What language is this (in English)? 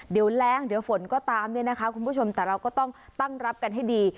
Thai